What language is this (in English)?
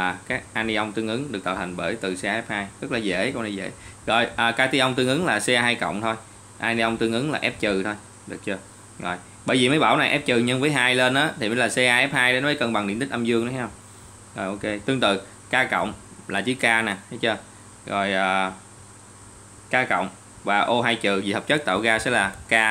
Vietnamese